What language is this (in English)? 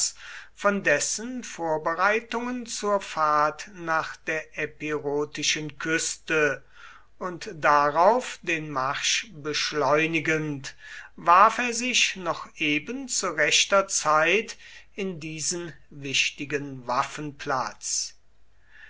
German